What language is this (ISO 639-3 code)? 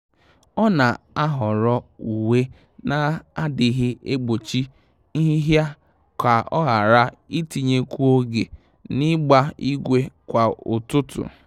ibo